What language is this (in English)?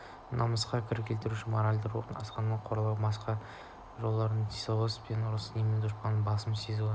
Kazakh